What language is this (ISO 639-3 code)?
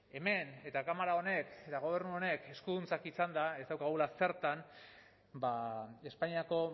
eus